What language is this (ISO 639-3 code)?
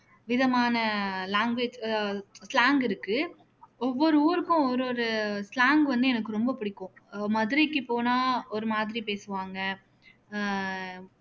tam